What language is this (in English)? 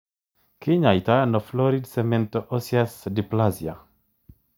Kalenjin